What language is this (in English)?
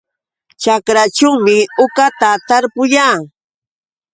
Yauyos Quechua